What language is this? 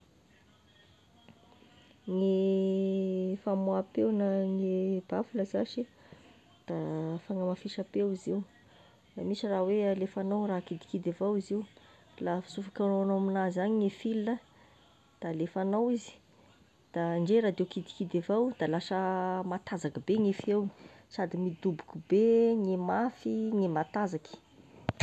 Tesaka Malagasy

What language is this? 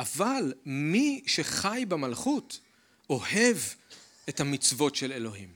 Hebrew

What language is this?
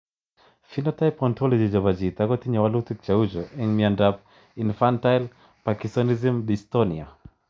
Kalenjin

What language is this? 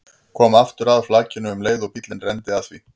Icelandic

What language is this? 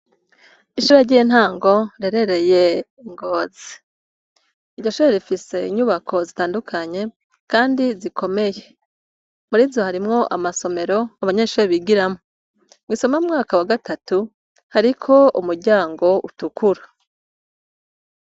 Rundi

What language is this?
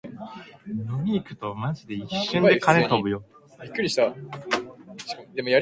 Japanese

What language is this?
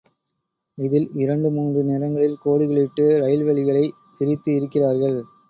Tamil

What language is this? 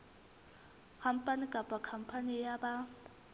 Southern Sotho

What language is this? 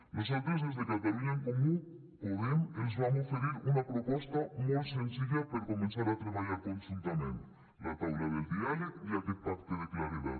Catalan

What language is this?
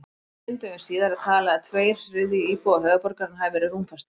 Icelandic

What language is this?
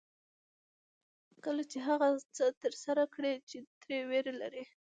Pashto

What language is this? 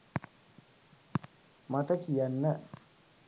Sinhala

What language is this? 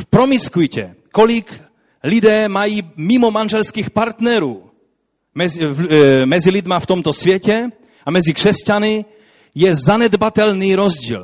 Czech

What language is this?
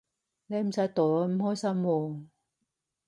Cantonese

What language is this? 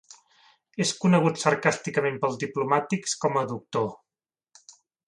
Catalan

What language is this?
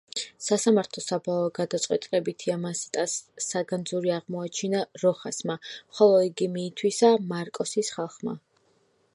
Georgian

